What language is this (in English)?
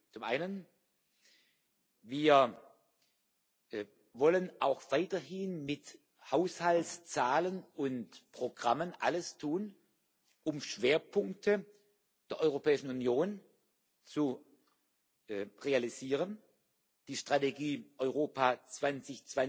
German